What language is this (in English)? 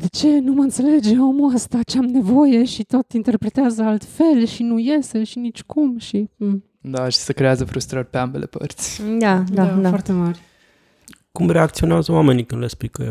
Romanian